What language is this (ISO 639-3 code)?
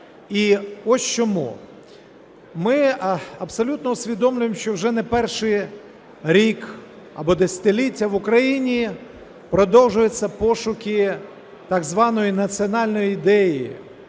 ukr